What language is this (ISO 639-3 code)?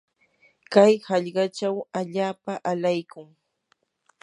qur